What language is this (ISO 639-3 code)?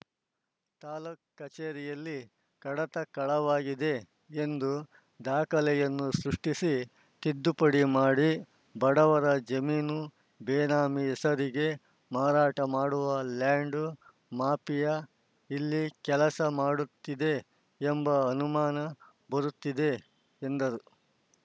kan